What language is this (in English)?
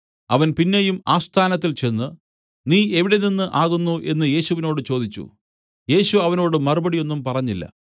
Malayalam